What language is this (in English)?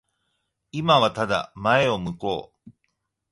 Japanese